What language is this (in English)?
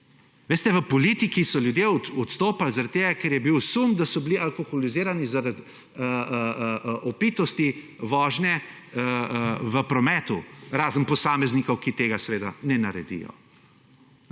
Slovenian